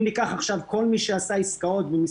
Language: Hebrew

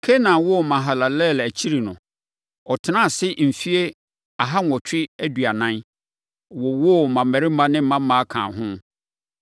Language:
Akan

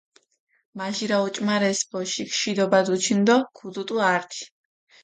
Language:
Mingrelian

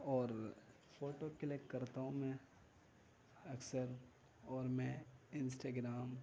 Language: Urdu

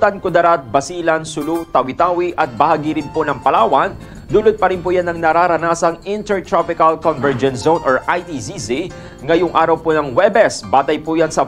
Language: Filipino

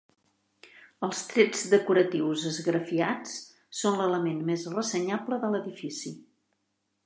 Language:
Catalan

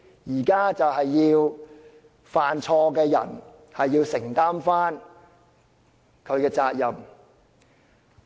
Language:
Cantonese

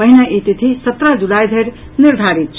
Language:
Maithili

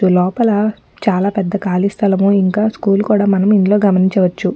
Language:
Telugu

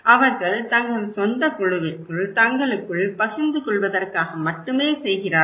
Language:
Tamil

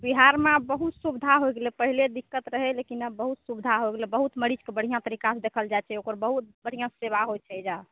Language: Maithili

